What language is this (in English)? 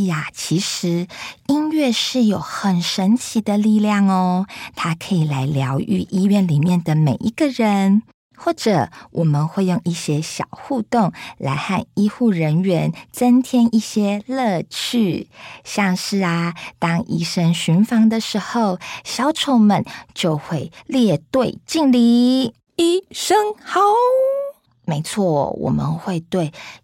Chinese